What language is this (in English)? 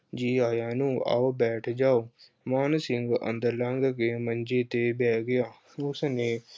Punjabi